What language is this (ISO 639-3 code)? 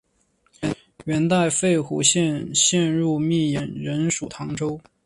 zho